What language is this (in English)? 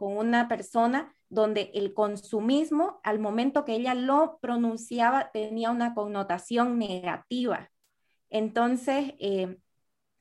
Spanish